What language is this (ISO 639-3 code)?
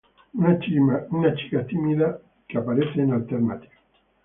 spa